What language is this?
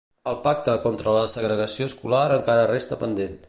Catalan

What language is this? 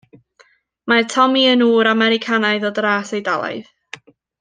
Welsh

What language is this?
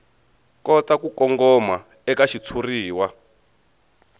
Tsonga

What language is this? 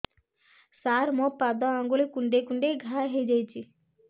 Odia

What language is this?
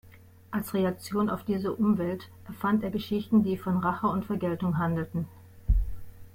German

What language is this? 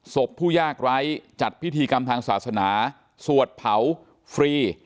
Thai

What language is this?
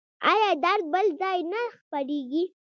Pashto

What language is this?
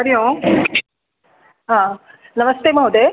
Sanskrit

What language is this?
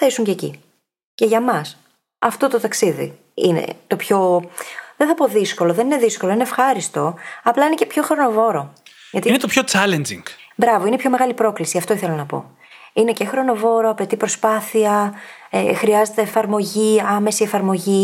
Greek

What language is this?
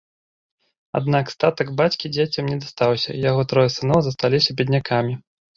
Belarusian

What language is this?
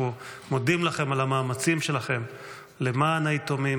Hebrew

